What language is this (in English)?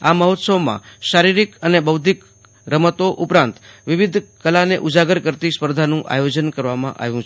Gujarati